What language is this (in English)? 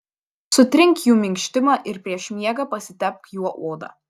Lithuanian